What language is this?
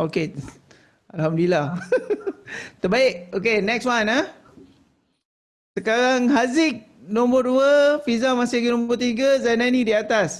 Malay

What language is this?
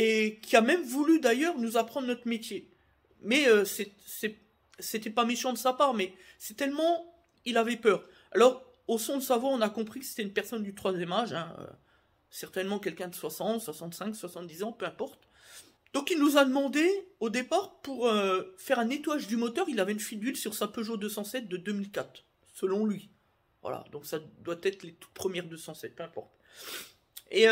French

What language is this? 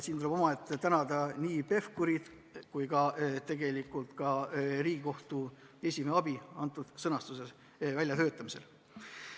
Estonian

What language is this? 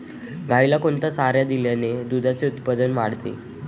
Marathi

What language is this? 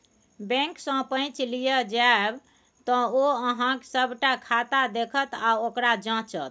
Maithili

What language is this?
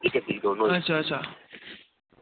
Dogri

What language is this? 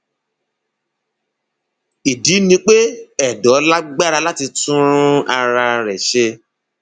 Yoruba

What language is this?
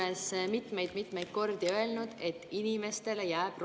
Estonian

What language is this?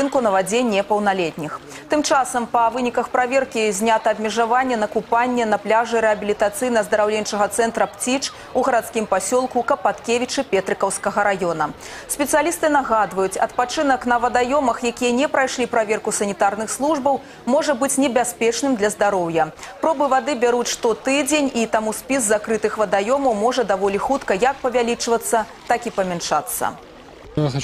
Russian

